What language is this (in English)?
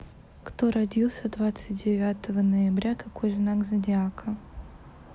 Russian